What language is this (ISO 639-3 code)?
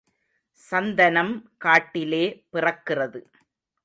tam